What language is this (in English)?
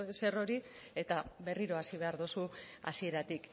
Basque